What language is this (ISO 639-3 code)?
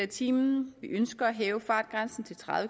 dan